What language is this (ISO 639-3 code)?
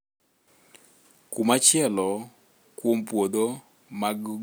luo